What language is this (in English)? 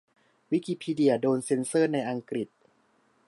Thai